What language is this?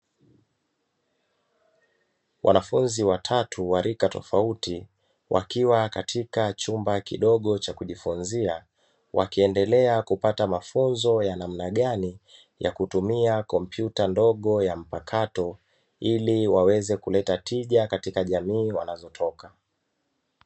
Swahili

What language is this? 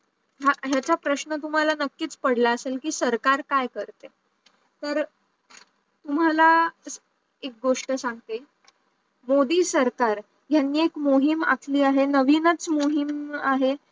Marathi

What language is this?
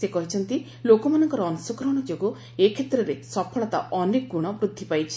Odia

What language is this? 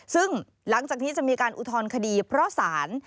Thai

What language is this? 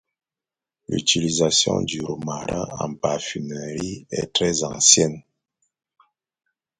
French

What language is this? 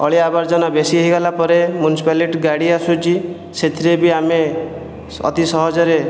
Odia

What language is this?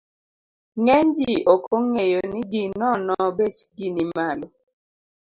Luo (Kenya and Tanzania)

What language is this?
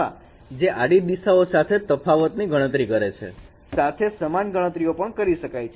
Gujarati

